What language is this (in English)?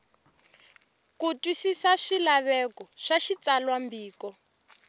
Tsonga